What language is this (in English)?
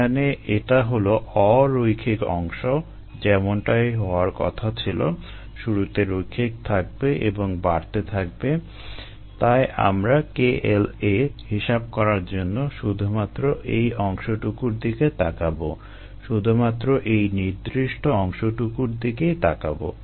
Bangla